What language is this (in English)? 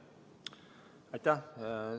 Estonian